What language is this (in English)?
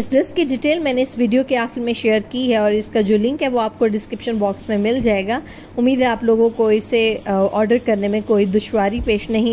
Hindi